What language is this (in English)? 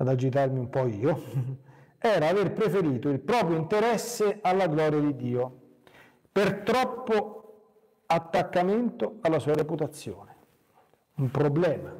Italian